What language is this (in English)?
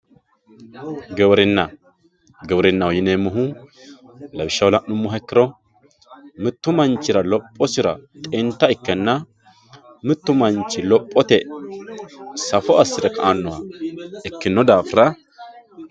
Sidamo